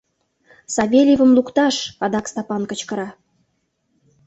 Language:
Mari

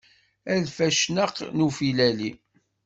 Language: Kabyle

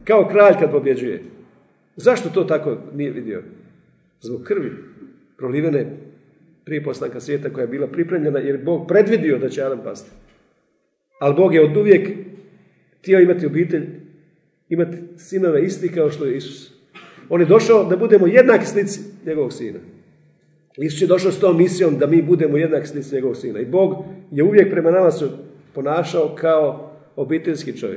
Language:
Croatian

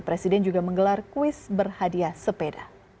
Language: Indonesian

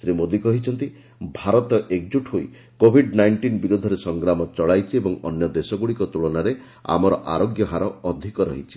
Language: Odia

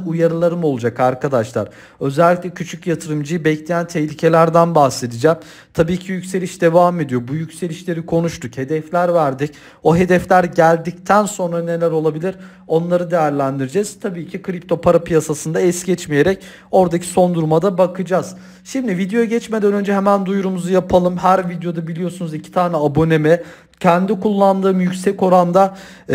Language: Turkish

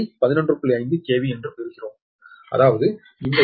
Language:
Tamil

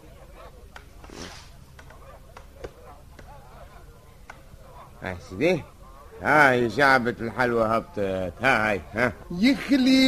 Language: Arabic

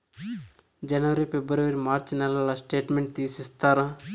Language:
Telugu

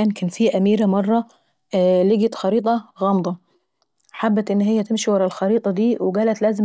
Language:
Saidi Arabic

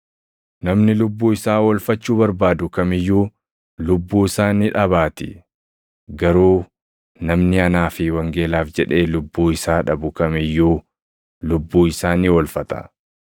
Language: Oromo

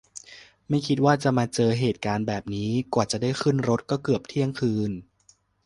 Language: Thai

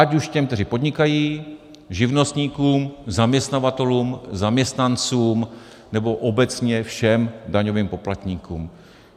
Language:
Czech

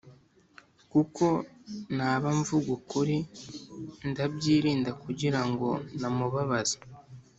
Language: Kinyarwanda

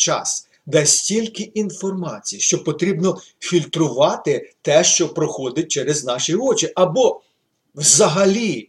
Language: Ukrainian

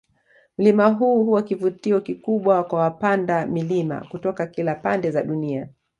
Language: Swahili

